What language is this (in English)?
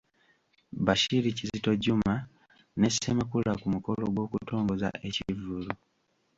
Ganda